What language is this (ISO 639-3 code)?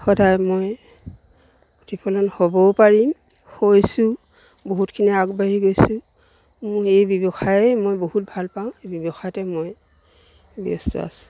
asm